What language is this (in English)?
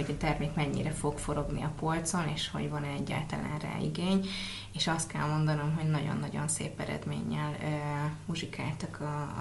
Hungarian